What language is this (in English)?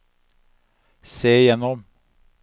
Norwegian